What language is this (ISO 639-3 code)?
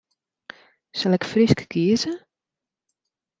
fry